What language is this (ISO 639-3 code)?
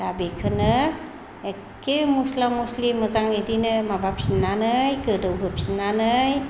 brx